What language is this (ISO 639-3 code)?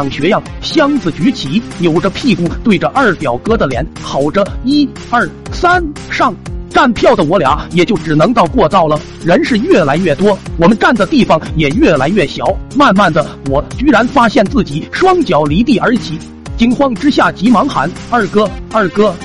zho